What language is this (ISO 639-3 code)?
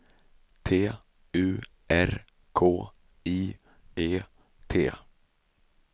swe